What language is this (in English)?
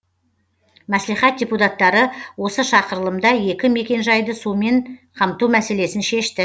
Kazakh